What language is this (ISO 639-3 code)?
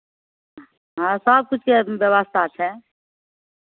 mai